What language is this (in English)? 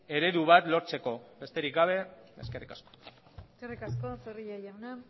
Basque